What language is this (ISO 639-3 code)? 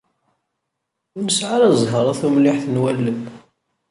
kab